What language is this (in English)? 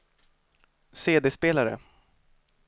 Swedish